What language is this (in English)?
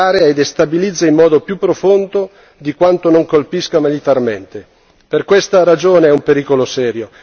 Italian